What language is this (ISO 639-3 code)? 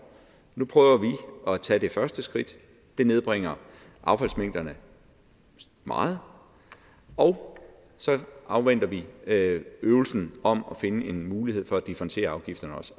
dan